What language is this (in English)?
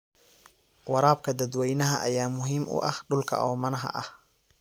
Somali